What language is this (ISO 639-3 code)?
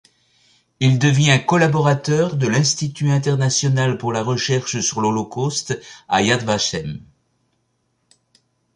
fra